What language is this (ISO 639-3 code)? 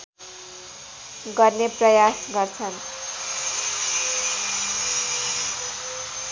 nep